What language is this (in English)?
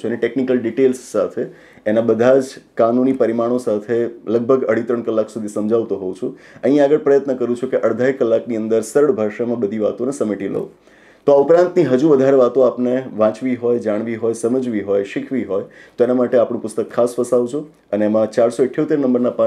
Gujarati